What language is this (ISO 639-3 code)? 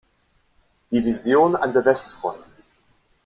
deu